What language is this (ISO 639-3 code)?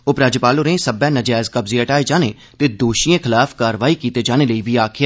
doi